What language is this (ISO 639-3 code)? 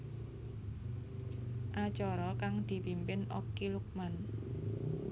jav